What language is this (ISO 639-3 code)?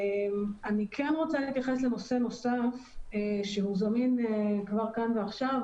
heb